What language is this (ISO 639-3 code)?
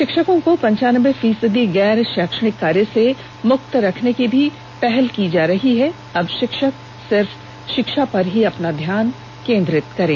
hin